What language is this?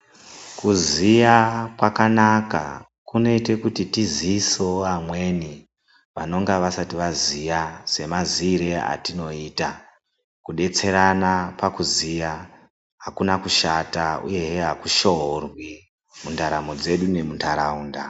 Ndau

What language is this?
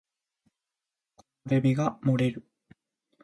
Japanese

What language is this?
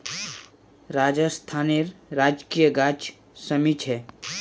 Magahi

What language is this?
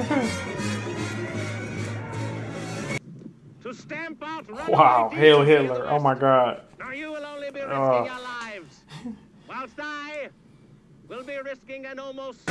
English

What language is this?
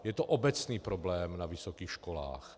Czech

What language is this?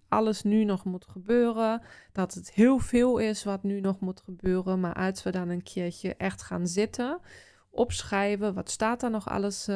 Dutch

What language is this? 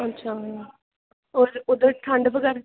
Dogri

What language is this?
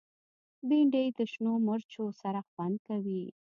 Pashto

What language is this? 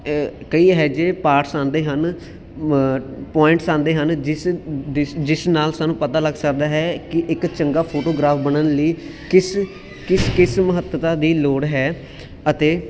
Punjabi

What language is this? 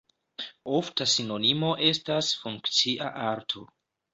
Esperanto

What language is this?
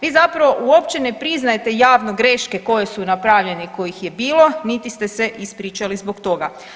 Croatian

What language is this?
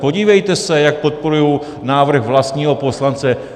Czech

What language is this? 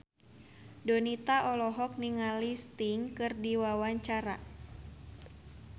Sundanese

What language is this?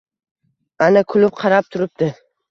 Uzbek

